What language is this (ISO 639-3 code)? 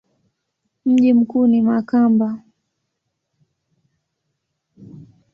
swa